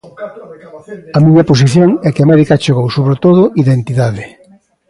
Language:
Galician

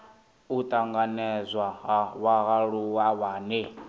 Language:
Venda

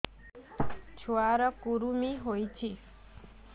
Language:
Odia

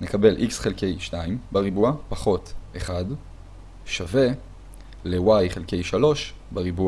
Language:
Hebrew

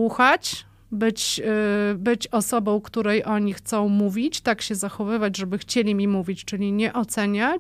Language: Polish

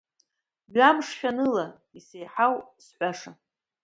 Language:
Abkhazian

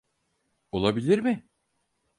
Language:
Turkish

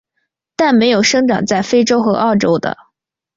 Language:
Chinese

